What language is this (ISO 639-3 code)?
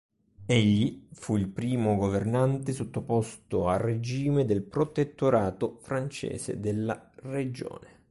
ita